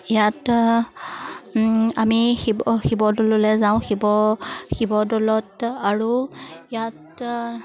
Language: Assamese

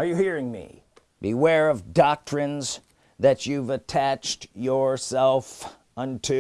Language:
English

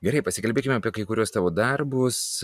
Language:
Lithuanian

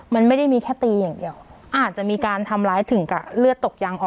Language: Thai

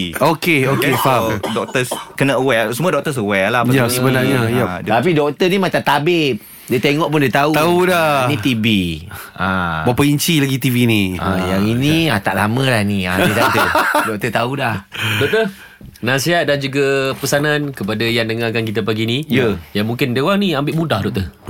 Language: Malay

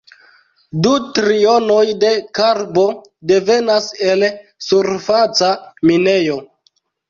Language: Esperanto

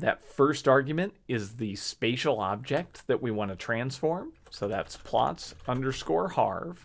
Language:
English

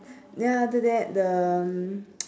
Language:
English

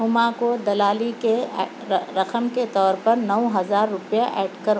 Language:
Urdu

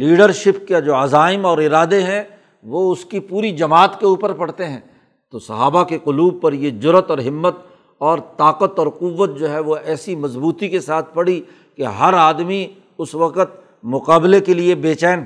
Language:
Urdu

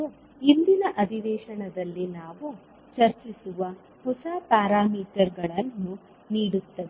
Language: Kannada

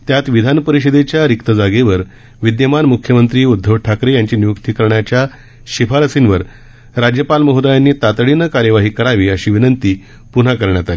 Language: Marathi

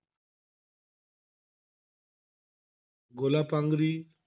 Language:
Marathi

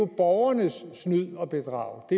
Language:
Danish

